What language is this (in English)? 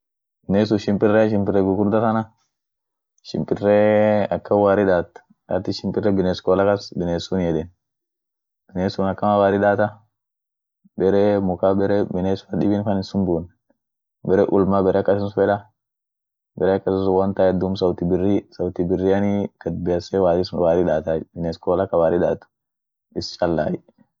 Orma